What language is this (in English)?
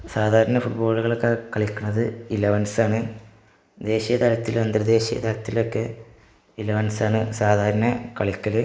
Malayalam